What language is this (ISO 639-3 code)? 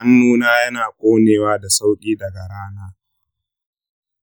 hau